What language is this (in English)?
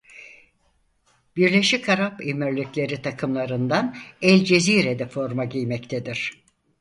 Turkish